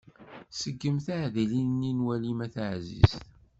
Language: Kabyle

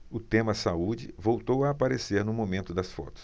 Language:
Portuguese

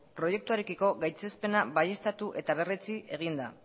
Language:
Basque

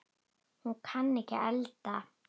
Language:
Icelandic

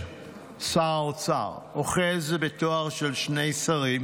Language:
Hebrew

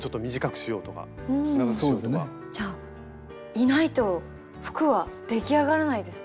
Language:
Japanese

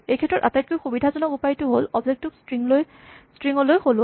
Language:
Assamese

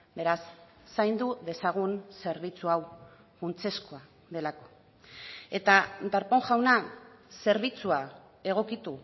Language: Basque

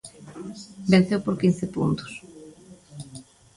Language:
Galician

